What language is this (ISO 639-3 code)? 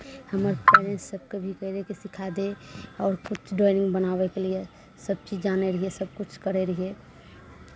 mai